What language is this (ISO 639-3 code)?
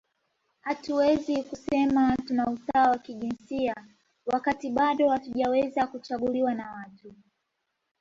swa